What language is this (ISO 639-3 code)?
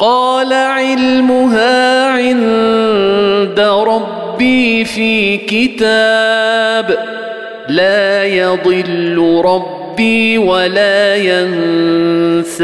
ara